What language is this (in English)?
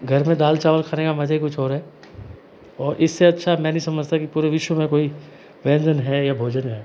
Hindi